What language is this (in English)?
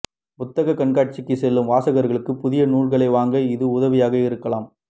Tamil